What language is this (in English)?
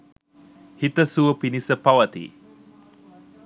Sinhala